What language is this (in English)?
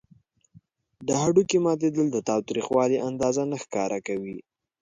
Pashto